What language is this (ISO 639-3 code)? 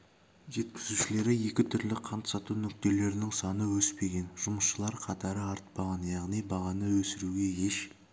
kaz